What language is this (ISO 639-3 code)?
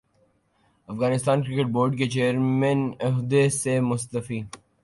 urd